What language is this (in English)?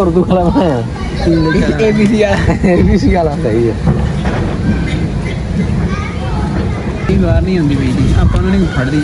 Punjabi